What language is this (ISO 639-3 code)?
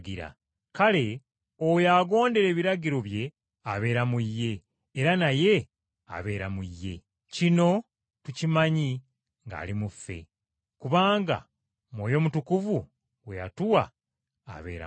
lug